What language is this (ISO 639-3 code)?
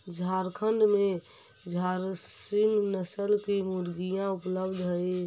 mag